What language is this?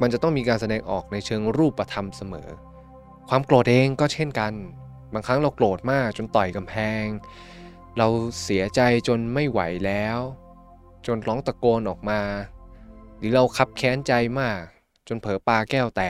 Thai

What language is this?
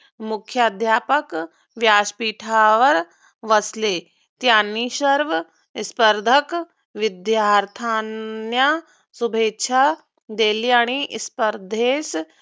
Marathi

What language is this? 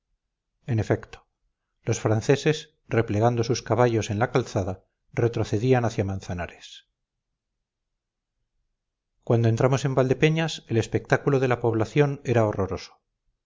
Spanish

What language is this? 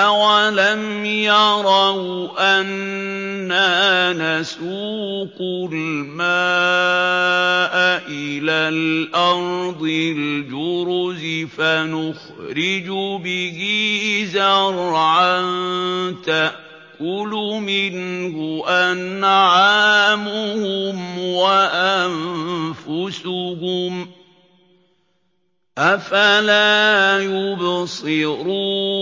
Arabic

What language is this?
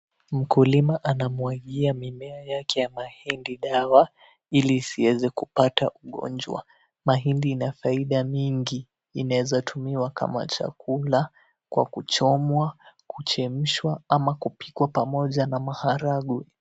Swahili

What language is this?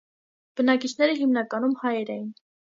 Armenian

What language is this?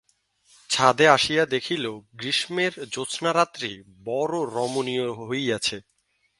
Bangla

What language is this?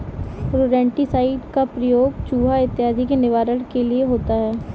Hindi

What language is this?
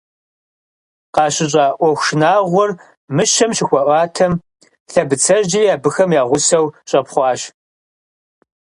Kabardian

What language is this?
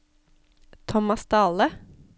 Norwegian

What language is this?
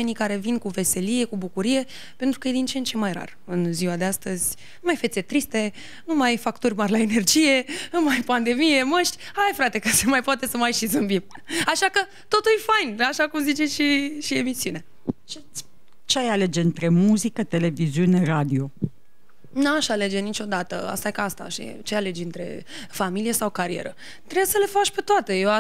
Romanian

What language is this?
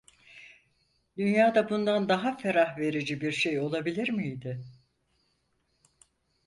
Turkish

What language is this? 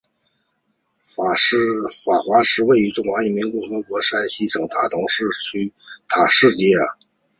Chinese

